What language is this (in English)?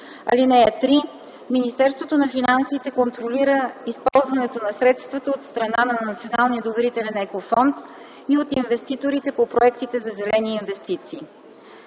Bulgarian